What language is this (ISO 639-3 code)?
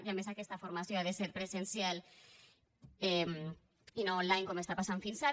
cat